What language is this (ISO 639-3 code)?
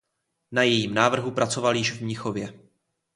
ces